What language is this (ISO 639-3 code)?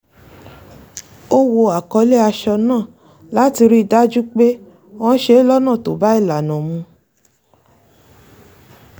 yor